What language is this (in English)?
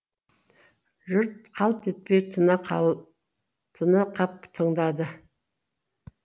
Kazakh